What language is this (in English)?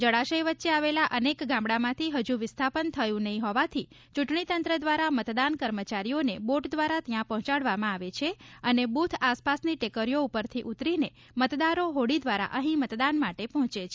Gujarati